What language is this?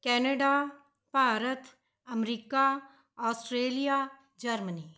Punjabi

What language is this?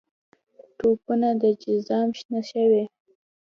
Pashto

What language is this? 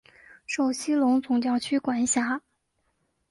Chinese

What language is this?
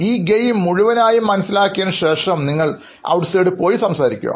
Malayalam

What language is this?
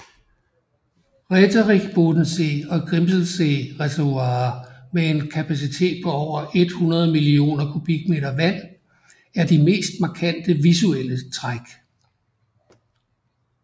Danish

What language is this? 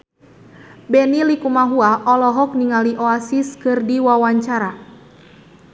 Sundanese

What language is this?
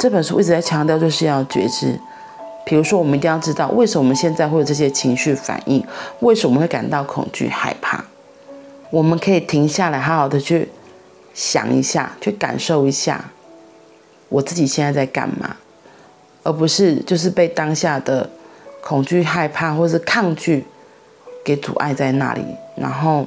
Chinese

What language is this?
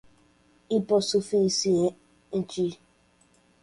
Portuguese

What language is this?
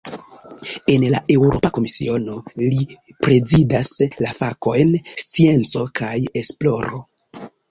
Esperanto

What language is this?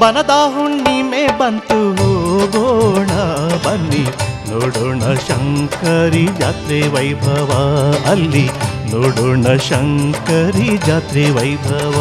Kannada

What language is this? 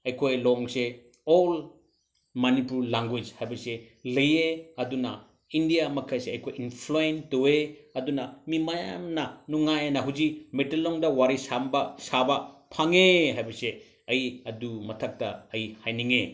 Manipuri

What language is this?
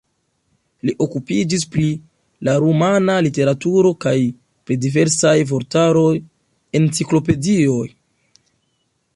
Esperanto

